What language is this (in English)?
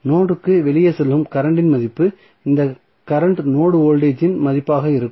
Tamil